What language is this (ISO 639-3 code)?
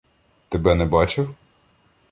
ukr